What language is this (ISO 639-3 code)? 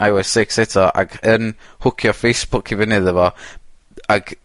cym